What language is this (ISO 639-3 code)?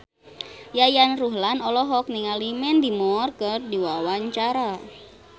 sun